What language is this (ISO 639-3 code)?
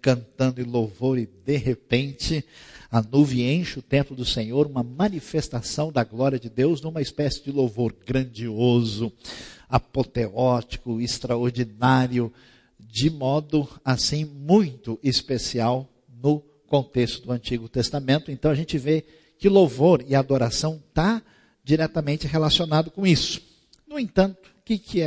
por